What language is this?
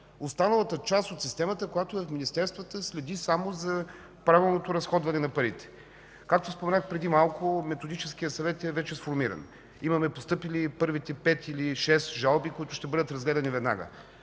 Bulgarian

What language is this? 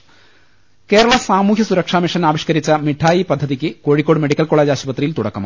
Malayalam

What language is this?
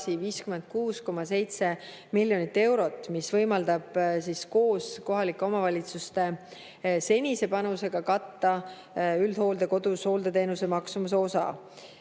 Estonian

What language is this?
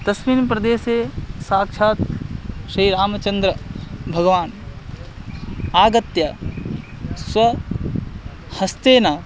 Sanskrit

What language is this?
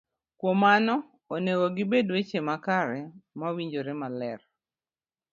Luo (Kenya and Tanzania)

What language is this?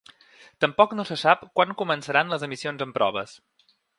Catalan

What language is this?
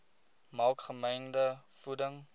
Afrikaans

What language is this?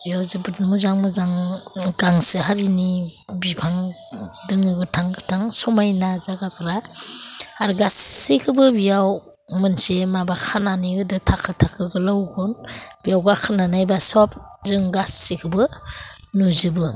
Bodo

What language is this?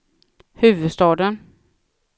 Swedish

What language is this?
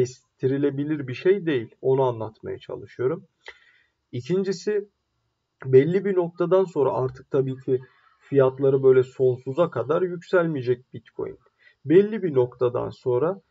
Turkish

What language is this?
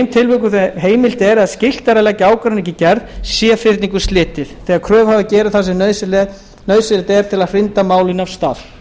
Icelandic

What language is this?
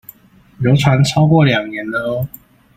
Chinese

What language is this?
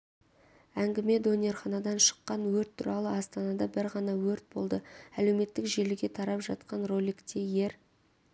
Kazakh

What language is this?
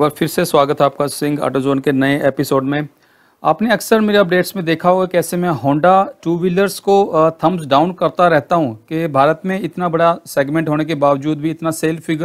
Hindi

